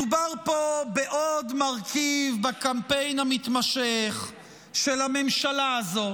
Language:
Hebrew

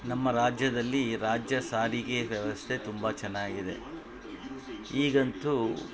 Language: Kannada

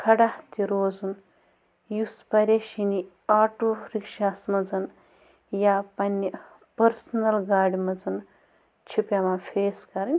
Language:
Kashmiri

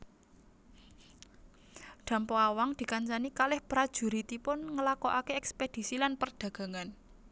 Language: Javanese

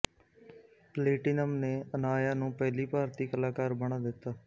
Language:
Punjabi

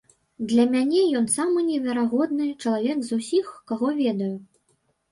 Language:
Belarusian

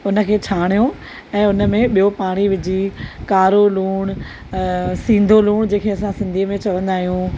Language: Sindhi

